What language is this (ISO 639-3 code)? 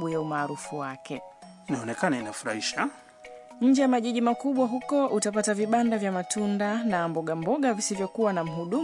swa